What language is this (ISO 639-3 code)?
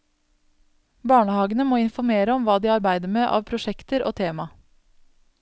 nor